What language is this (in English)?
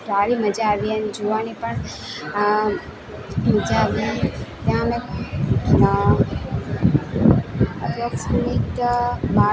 Gujarati